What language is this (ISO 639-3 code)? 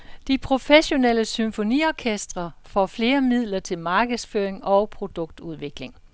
dan